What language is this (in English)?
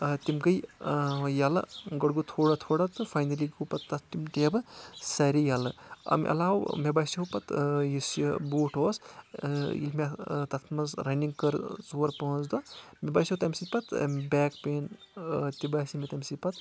Kashmiri